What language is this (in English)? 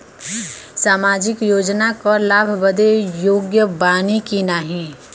Bhojpuri